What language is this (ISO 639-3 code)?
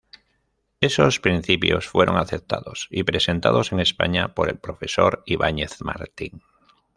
spa